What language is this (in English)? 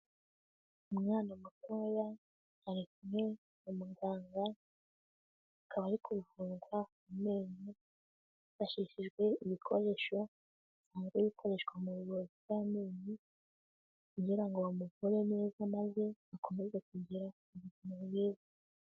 Kinyarwanda